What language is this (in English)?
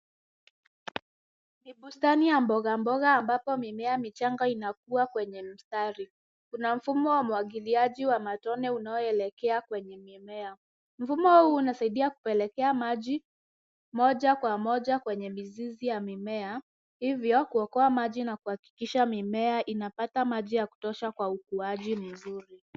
Swahili